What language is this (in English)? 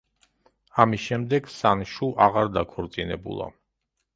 Georgian